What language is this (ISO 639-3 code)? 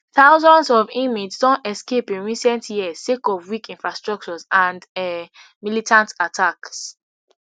pcm